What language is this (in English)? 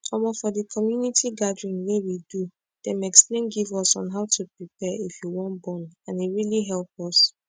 Nigerian Pidgin